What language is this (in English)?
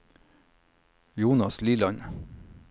Norwegian